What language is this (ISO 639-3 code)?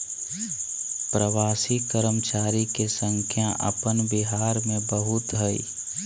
mag